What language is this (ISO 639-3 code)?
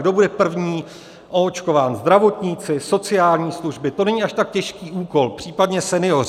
ces